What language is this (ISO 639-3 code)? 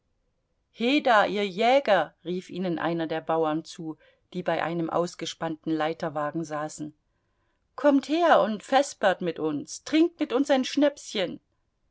deu